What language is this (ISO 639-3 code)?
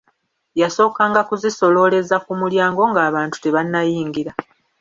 lug